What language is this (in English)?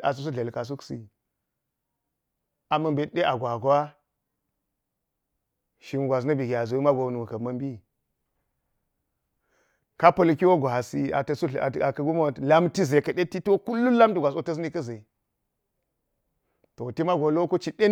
Geji